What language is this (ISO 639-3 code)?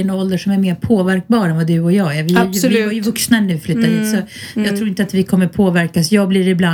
swe